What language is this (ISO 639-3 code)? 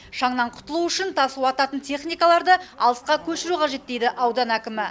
kaz